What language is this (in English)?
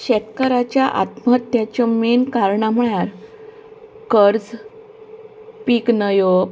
Konkani